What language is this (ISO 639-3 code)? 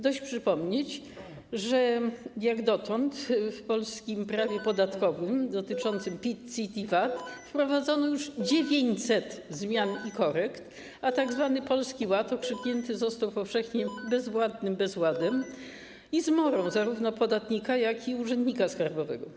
pol